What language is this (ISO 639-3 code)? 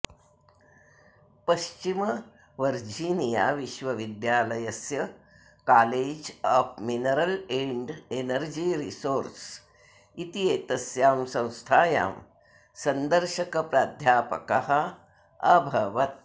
san